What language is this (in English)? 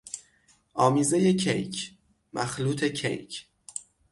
Persian